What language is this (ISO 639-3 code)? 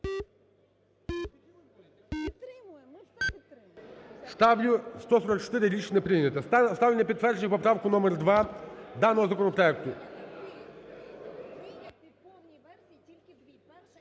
ukr